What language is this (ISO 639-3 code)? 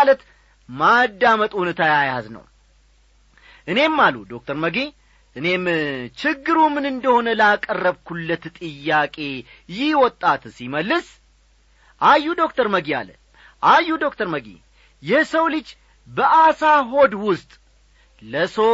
amh